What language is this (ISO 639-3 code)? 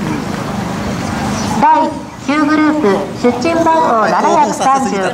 jpn